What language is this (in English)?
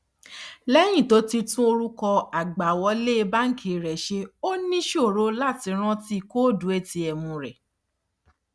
Yoruba